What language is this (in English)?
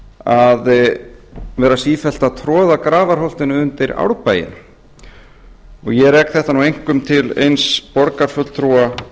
Icelandic